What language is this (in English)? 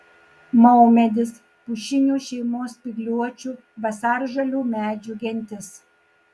Lithuanian